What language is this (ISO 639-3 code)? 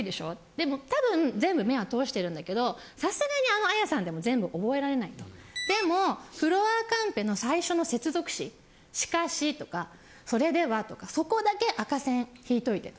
jpn